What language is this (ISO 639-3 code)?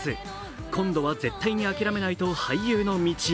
jpn